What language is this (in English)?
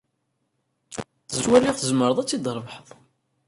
Kabyle